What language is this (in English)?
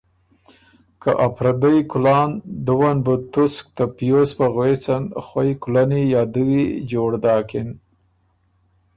Ormuri